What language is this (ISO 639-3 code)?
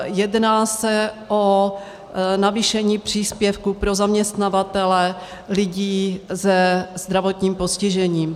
ces